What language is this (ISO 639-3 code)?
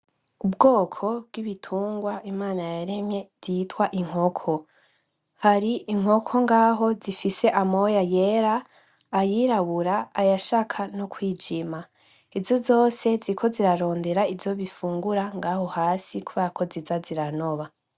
run